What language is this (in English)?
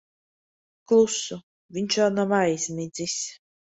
Latvian